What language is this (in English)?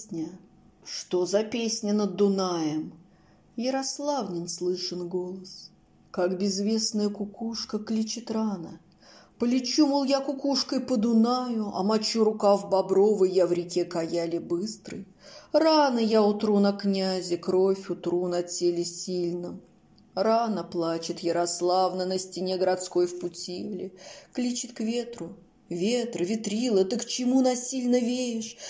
Russian